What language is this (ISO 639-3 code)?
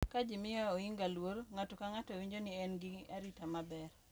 luo